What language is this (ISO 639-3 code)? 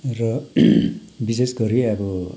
nep